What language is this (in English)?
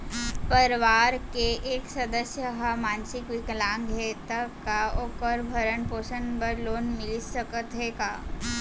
Chhattisgarhi